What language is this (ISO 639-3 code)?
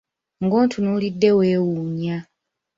lug